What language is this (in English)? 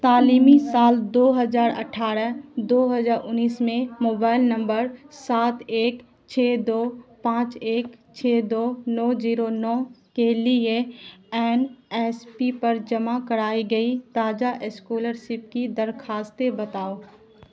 Urdu